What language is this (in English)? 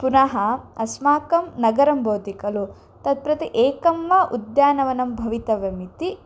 Sanskrit